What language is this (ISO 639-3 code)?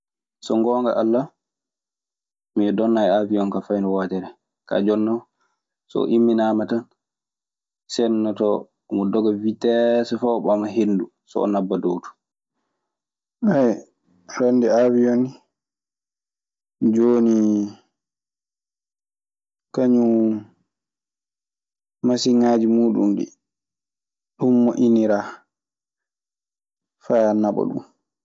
ffm